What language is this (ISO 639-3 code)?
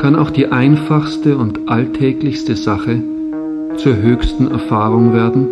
deu